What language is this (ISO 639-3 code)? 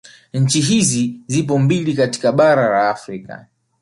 swa